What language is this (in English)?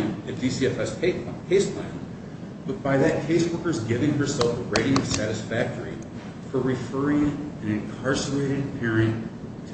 English